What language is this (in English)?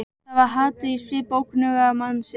Icelandic